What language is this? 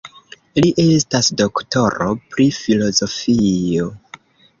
Esperanto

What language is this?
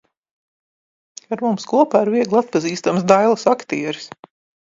Latvian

